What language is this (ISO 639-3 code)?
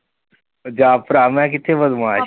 pan